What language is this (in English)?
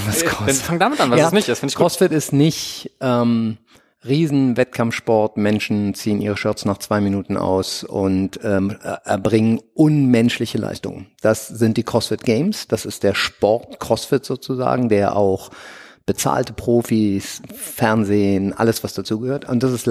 German